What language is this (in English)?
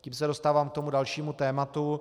Czech